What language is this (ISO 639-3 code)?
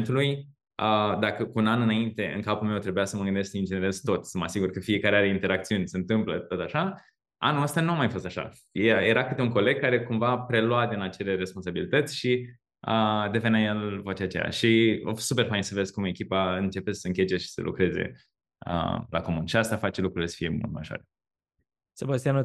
ron